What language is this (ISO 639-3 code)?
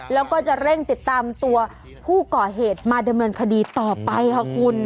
tha